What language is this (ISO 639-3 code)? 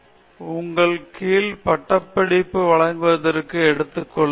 tam